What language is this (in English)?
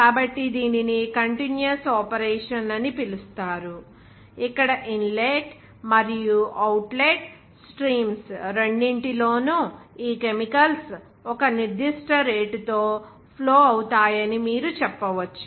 Telugu